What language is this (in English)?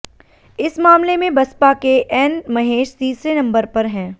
Hindi